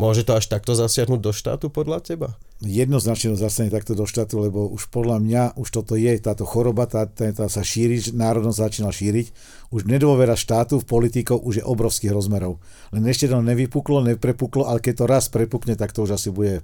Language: Slovak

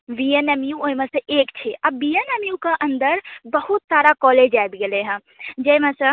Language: Maithili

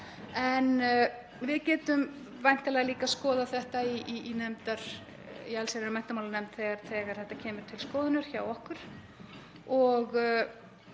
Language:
Icelandic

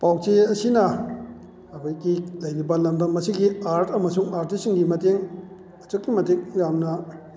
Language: Manipuri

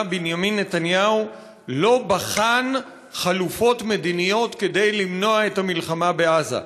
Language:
Hebrew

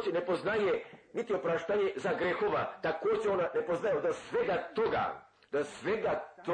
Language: Croatian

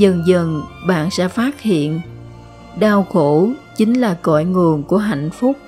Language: Vietnamese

